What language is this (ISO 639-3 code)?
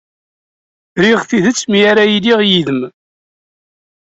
kab